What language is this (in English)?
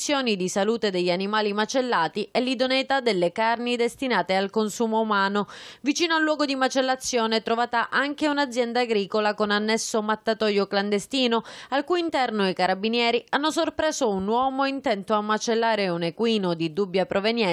Italian